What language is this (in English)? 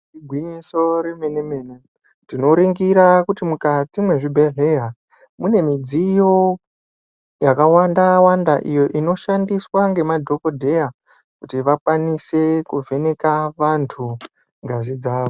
Ndau